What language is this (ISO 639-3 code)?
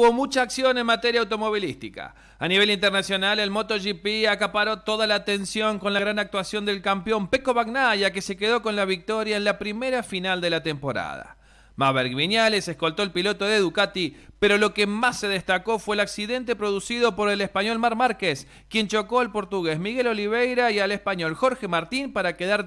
spa